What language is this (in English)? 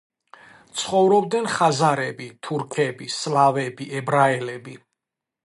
Georgian